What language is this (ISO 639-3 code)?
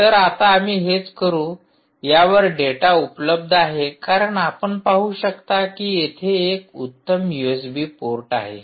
mar